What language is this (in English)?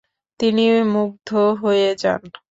Bangla